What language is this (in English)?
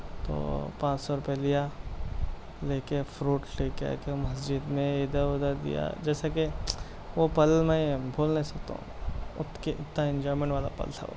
Urdu